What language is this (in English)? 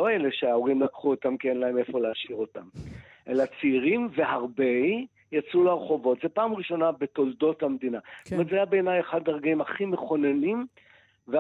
Hebrew